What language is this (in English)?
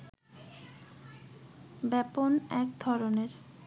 Bangla